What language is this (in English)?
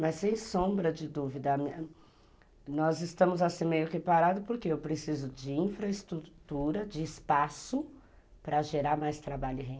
Portuguese